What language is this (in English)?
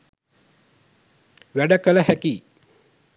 Sinhala